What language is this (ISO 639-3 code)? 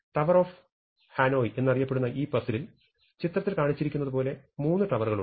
mal